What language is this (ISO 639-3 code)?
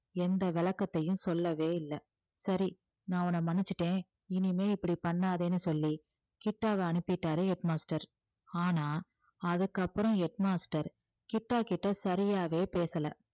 tam